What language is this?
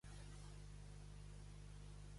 Catalan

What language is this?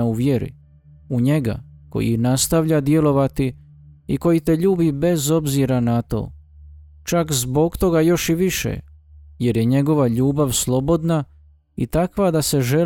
Croatian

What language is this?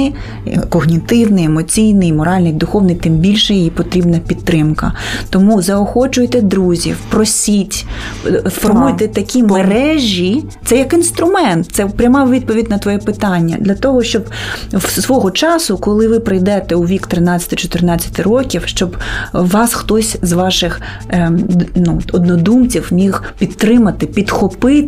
Ukrainian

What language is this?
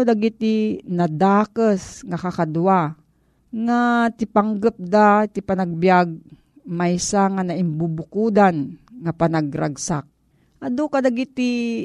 Filipino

